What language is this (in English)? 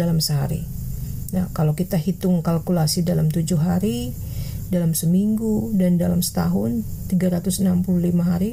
Indonesian